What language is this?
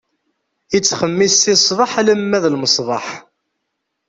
Kabyle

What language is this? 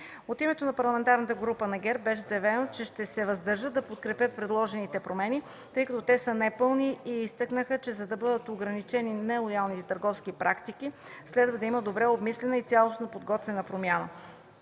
Bulgarian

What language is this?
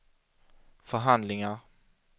Swedish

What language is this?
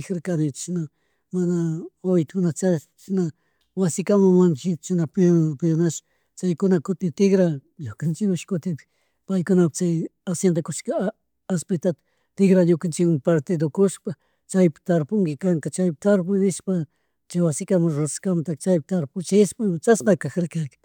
Chimborazo Highland Quichua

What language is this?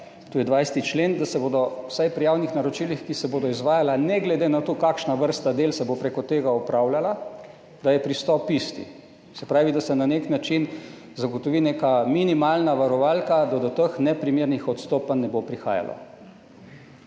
Slovenian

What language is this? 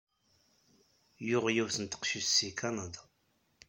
Kabyle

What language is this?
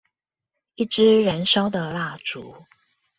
Chinese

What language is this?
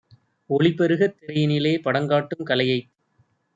Tamil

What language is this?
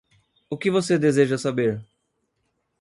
Portuguese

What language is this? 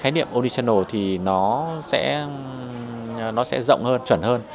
Vietnamese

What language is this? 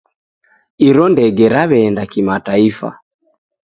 Taita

